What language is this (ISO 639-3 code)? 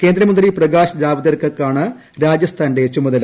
mal